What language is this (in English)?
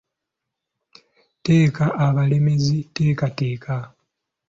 Ganda